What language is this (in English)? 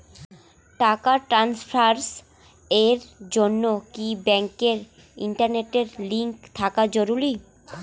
Bangla